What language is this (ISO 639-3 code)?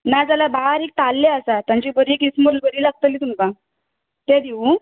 kok